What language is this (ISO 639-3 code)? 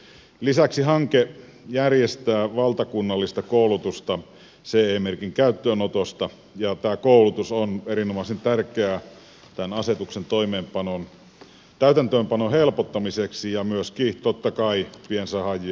fin